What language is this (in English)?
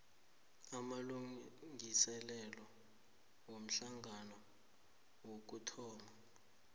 South Ndebele